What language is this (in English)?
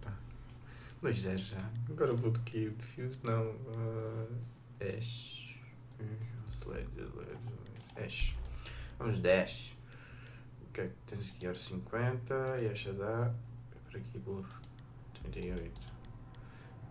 Portuguese